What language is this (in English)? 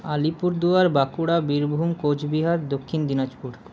Bangla